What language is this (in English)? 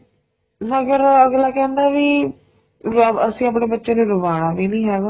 Punjabi